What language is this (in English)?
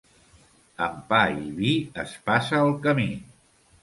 Catalan